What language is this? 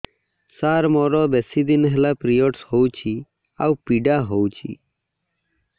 Odia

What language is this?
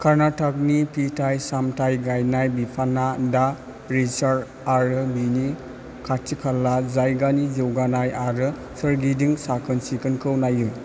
Bodo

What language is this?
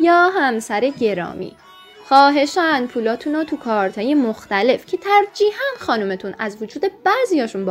Persian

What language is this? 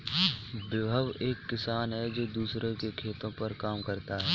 Hindi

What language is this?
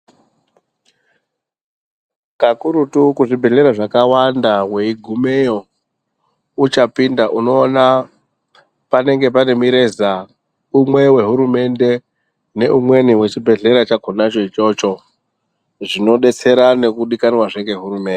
Ndau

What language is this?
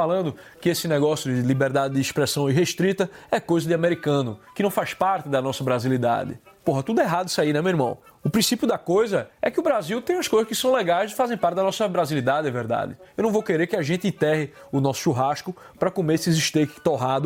Portuguese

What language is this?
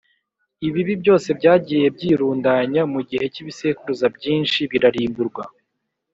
Kinyarwanda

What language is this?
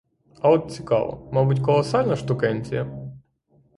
Ukrainian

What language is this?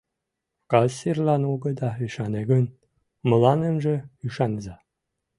Mari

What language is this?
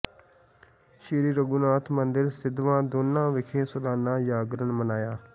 Punjabi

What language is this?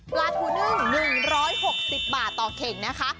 Thai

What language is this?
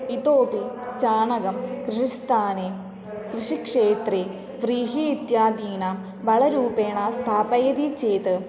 Sanskrit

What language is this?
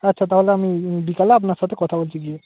Bangla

